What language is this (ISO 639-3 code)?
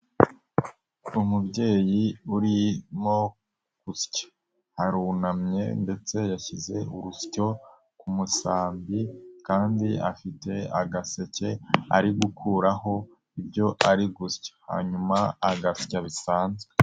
kin